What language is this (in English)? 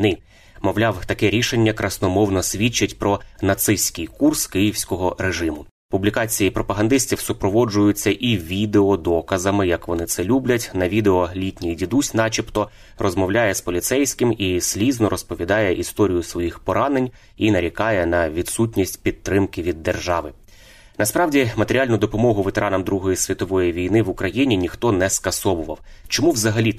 Ukrainian